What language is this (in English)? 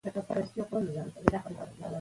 Pashto